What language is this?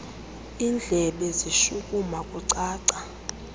Xhosa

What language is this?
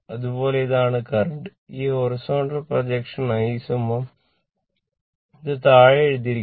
Malayalam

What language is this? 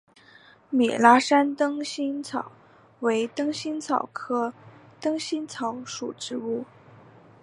Chinese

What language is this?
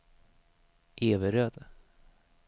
Swedish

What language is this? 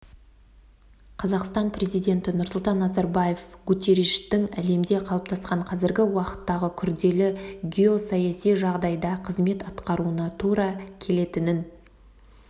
Kazakh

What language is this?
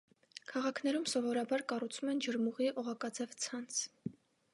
Armenian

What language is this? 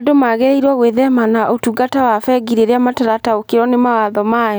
Kikuyu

